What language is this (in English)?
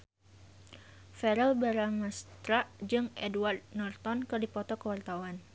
Sundanese